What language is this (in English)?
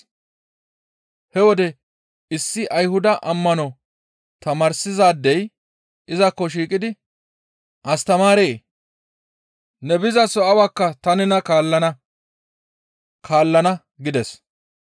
Gamo